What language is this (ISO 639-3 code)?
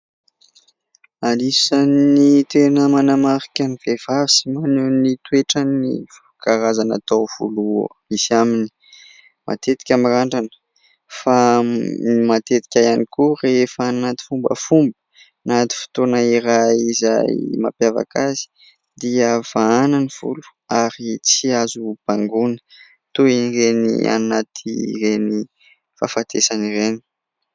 mlg